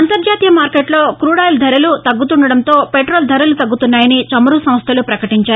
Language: Telugu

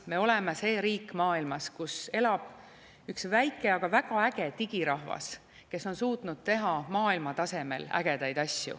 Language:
Estonian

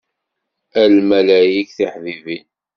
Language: Kabyle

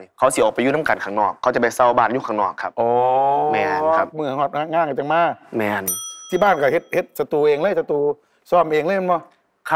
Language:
Thai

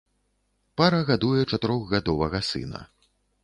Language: Belarusian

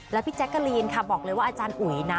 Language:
Thai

